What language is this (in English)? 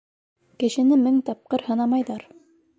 Bashkir